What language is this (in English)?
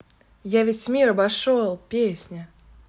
Russian